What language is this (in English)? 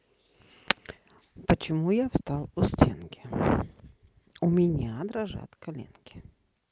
Russian